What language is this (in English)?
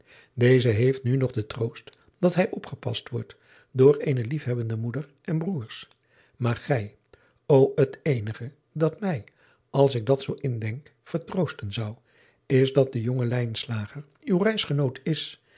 Dutch